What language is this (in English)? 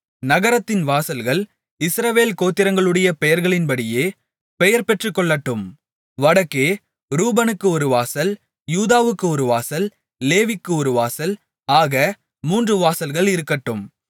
Tamil